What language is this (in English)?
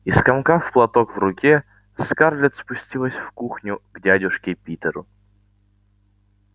Russian